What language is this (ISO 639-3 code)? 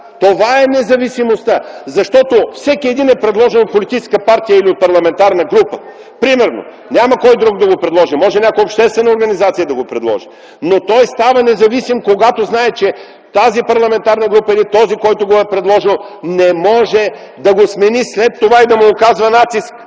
bul